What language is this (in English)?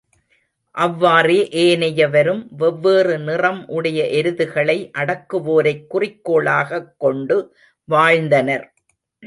Tamil